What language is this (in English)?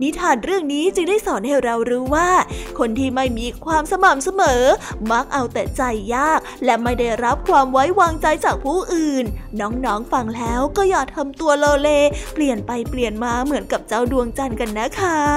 Thai